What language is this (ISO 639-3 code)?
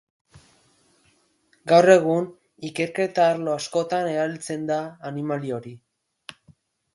eus